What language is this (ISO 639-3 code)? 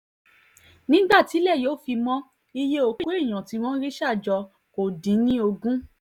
yor